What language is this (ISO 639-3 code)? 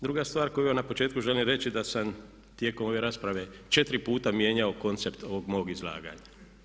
hrv